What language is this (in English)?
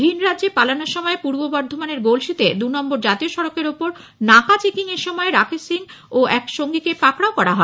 Bangla